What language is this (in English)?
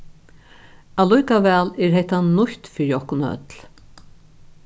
Faroese